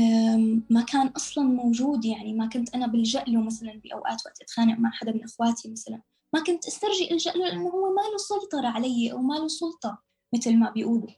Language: Arabic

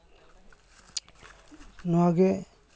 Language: Santali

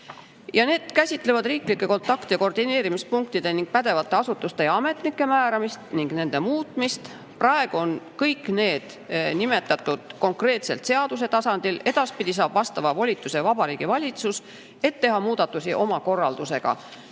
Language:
Estonian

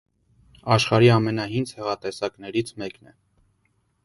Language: Armenian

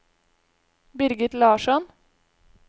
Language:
Norwegian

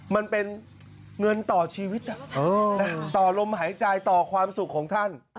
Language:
Thai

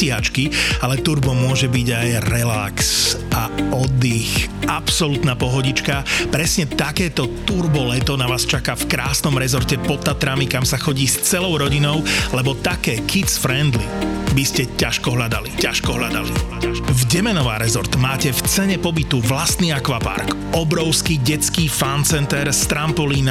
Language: Slovak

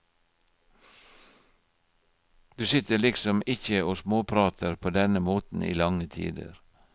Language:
Norwegian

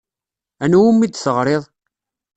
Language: Kabyle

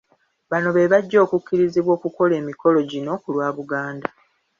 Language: Ganda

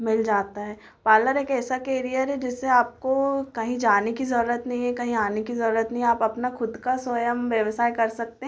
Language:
Hindi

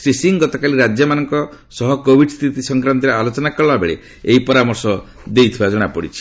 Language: Odia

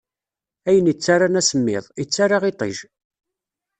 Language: Kabyle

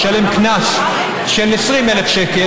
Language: Hebrew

